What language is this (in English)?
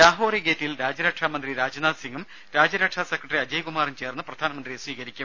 Malayalam